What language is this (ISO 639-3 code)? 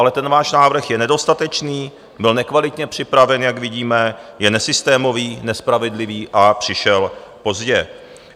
ces